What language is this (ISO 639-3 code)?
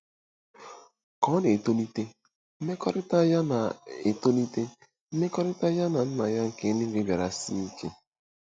ibo